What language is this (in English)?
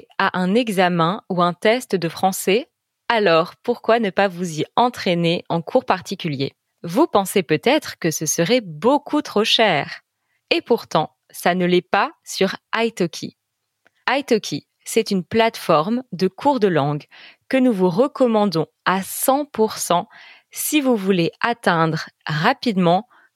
French